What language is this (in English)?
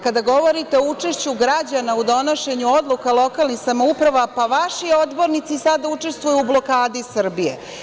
Serbian